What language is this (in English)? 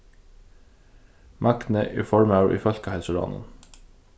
Faroese